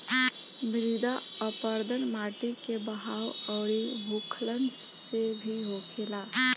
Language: Bhojpuri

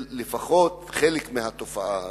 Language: Hebrew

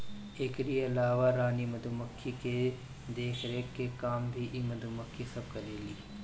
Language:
Bhojpuri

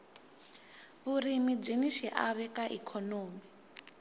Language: Tsonga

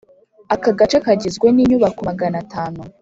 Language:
Kinyarwanda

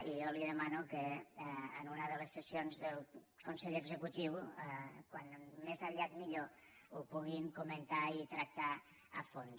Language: Catalan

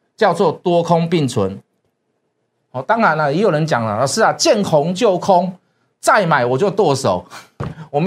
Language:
Chinese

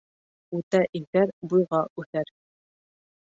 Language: Bashkir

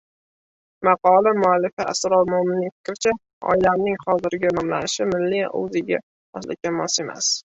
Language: Uzbek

